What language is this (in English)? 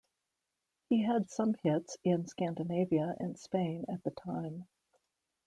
English